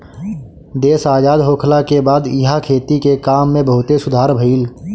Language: Bhojpuri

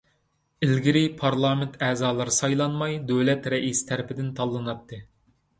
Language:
Uyghur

